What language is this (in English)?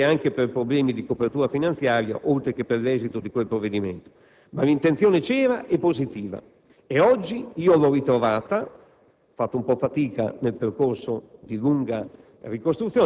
Italian